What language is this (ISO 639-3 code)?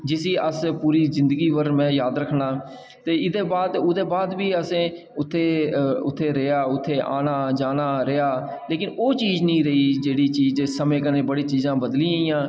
doi